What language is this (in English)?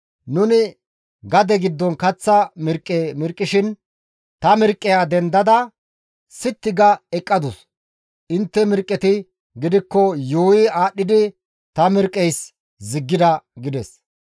Gamo